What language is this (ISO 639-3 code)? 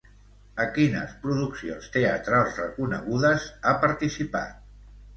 cat